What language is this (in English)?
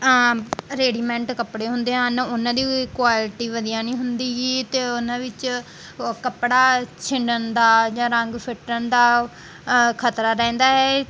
Punjabi